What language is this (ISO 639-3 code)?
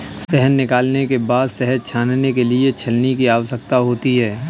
hin